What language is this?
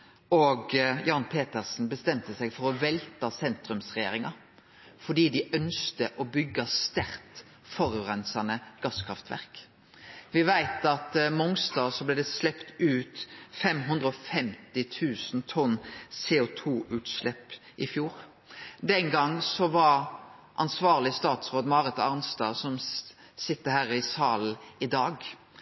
Norwegian Nynorsk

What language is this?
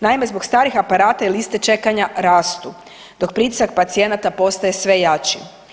Croatian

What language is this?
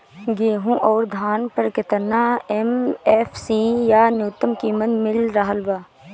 Bhojpuri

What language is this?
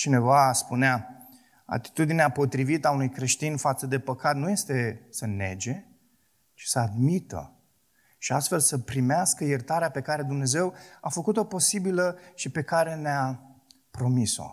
Romanian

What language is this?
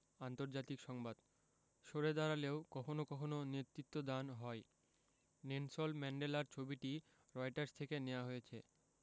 Bangla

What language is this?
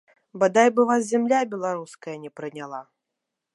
Belarusian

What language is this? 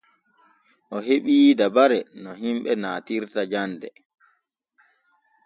Borgu Fulfulde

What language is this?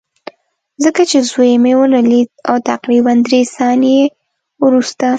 Pashto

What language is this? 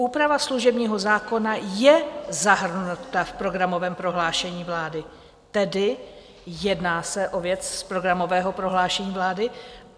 Czech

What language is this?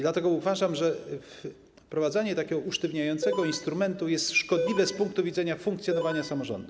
Polish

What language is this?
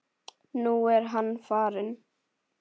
Icelandic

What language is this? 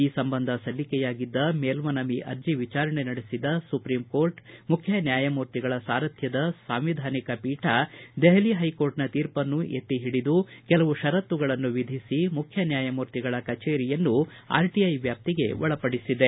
Kannada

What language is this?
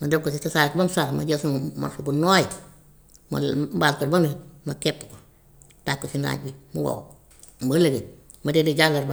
Gambian Wolof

